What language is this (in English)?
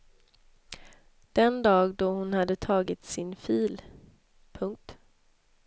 Swedish